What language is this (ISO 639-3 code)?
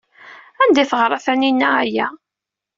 kab